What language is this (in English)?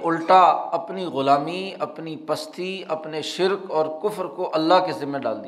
Urdu